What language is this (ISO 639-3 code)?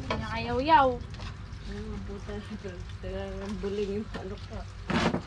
fil